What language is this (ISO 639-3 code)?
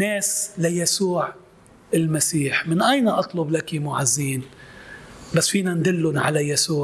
ara